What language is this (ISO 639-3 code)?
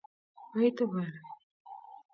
kln